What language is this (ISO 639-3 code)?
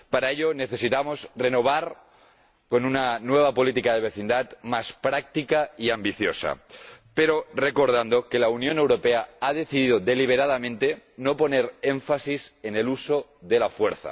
spa